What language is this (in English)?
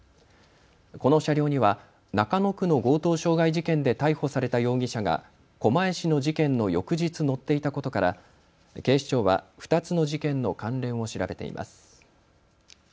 Japanese